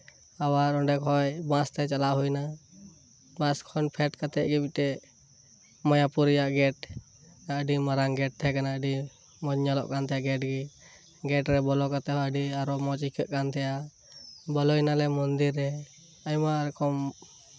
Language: Santali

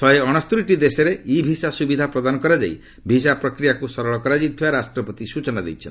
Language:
Odia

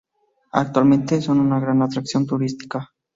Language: Spanish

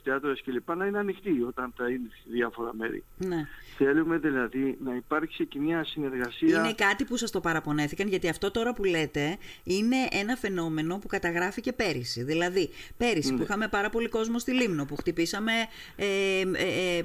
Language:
Greek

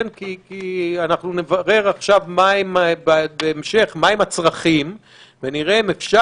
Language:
Hebrew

